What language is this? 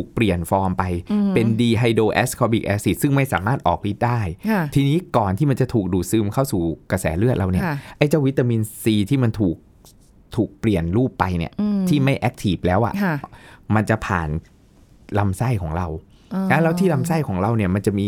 Thai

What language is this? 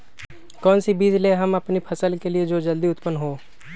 Magahi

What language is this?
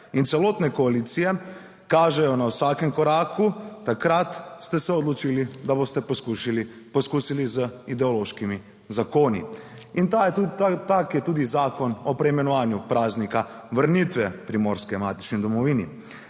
Slovenian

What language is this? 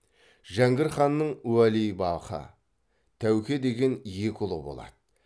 Kazakh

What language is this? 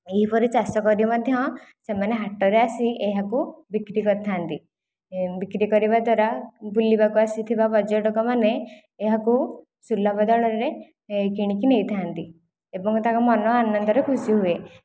Odia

